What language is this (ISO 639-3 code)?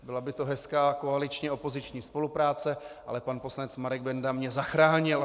ces